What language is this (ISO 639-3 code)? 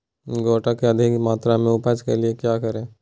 mag